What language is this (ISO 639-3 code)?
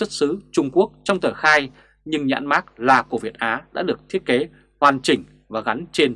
vie